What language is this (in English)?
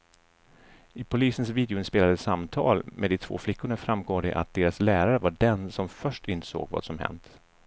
Swedish